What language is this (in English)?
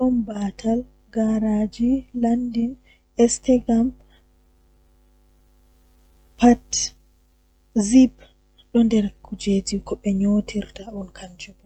Western Niger Fulfulde